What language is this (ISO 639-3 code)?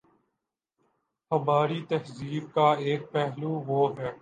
urd